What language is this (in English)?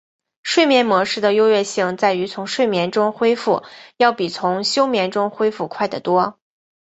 Chinese